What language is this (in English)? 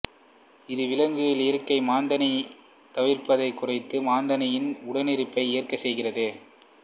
Tamil